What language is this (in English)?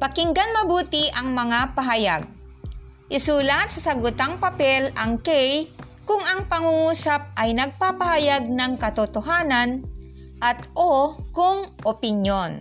Filipino